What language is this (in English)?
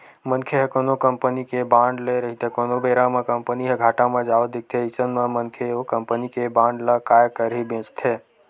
Chhattisgarhi